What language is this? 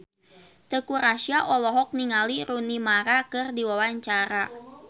Sundanese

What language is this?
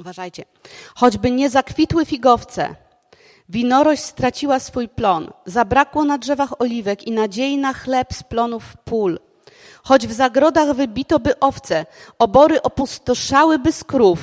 Polish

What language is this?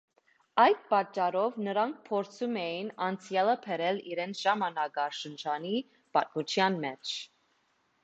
Armenian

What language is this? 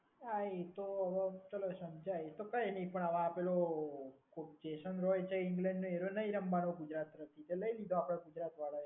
Gujarati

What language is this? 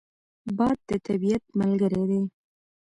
Pashto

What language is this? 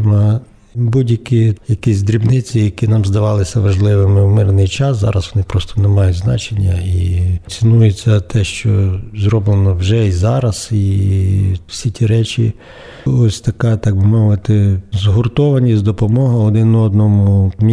Ukrainian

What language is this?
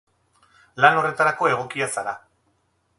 Basque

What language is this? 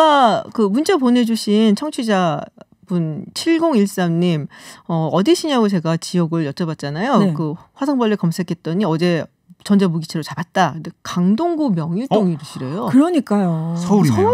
Korean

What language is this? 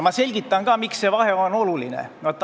Estonian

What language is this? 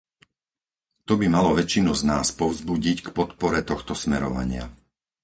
Slovak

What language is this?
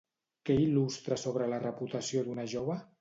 Catalan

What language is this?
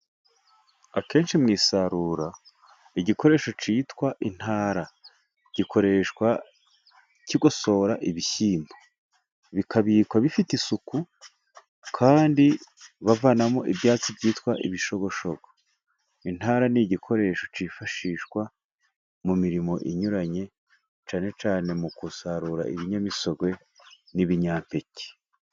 Kinyarwanda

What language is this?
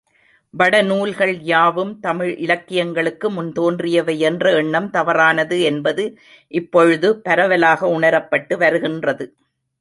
Tamil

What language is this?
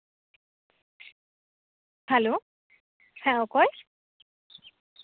Santali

